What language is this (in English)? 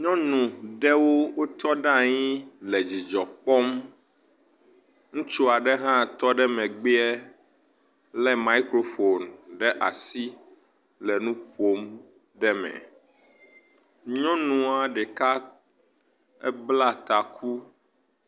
Ewe